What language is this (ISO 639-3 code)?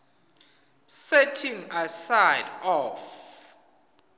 ssw